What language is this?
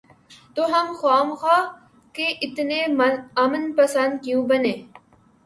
Urdu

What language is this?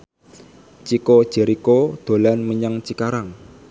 Javanese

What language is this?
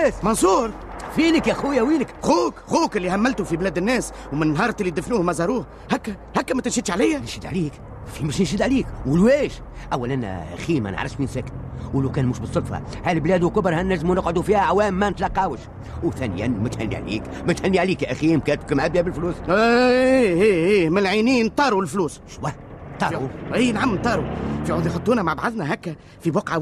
Arabic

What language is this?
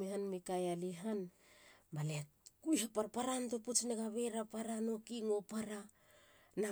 Halia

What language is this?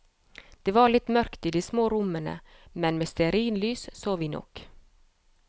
Norwegian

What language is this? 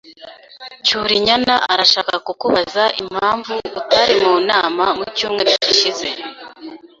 Kinyarwanda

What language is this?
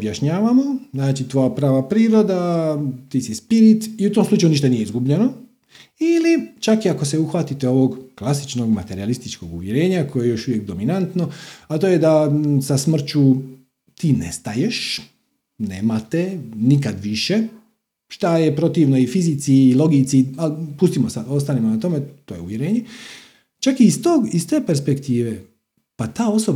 Croatian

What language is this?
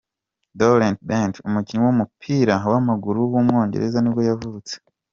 Kinyarwanda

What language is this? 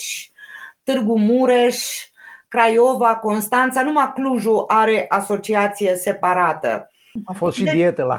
Romanian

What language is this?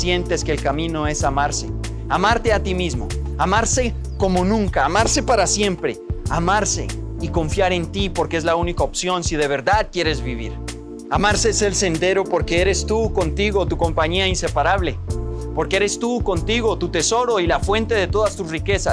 Spanish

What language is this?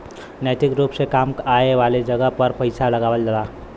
Bhojpuri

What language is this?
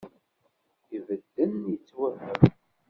Kabyle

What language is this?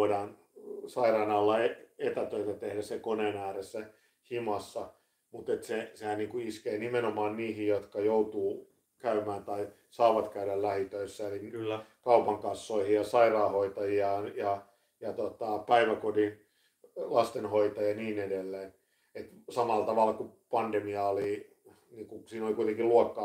Finnish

